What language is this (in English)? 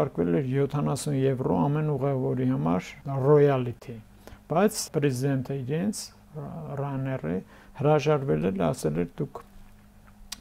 Turkish